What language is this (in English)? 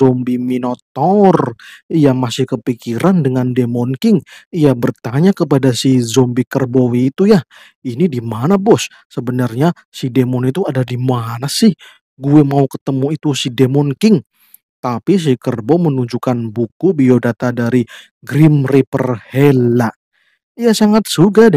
Indonesian